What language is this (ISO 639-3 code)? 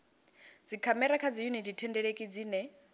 ven